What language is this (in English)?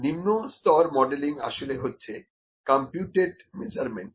Bangla